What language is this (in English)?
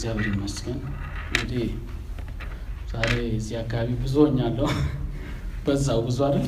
Amharic